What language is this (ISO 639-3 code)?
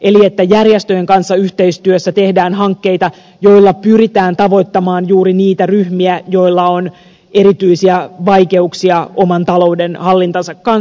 fin